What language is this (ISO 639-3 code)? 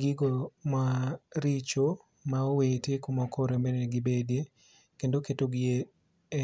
luo